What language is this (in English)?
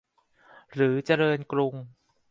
Thai